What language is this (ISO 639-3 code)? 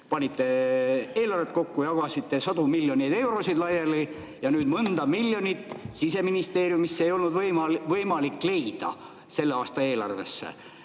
est